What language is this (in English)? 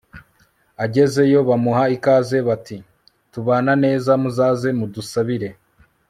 Kinyarwanda